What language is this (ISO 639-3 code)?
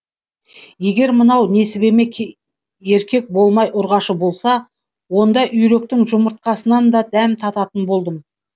kaz